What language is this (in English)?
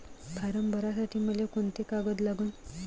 Marathi